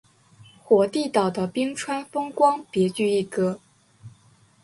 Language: Chinese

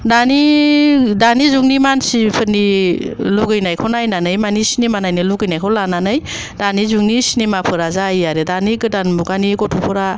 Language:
Bodo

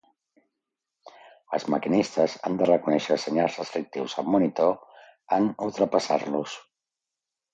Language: Catalan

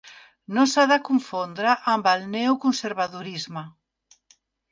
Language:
Catalan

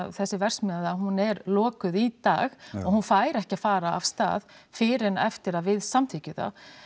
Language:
Icelandic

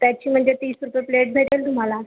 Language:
Marathi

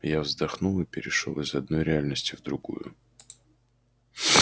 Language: Russian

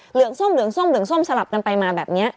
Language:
Thai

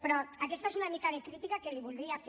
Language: Catalan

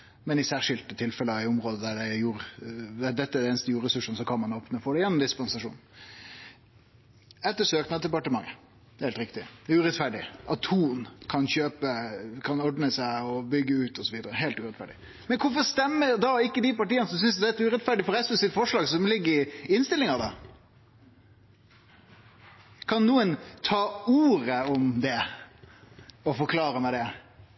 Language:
Norwegian Nynorsk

